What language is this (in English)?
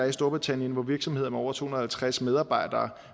Danish